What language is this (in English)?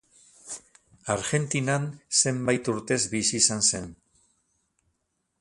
Basque